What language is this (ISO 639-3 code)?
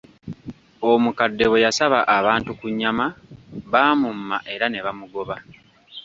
lug